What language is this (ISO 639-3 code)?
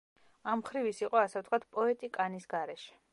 kat